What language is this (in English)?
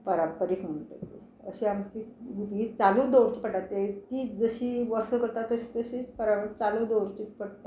Konkani